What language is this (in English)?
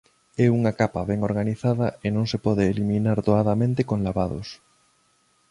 Galician